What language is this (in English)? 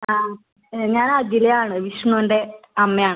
Malayalam